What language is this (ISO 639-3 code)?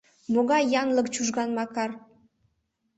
chm